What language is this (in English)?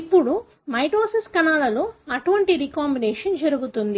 Telugu